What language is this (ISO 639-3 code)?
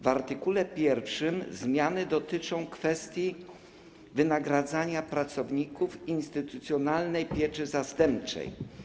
pol